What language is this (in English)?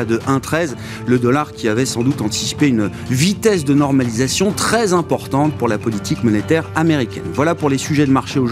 French